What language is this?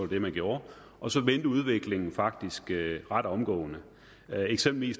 Danish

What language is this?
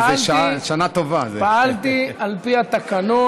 Hebrew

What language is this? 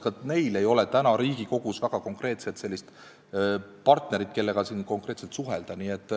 Estonian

